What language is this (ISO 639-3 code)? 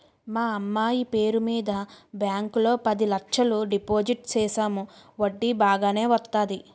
tel